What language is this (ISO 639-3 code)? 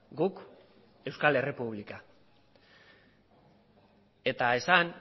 eus